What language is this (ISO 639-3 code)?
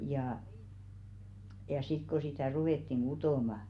fin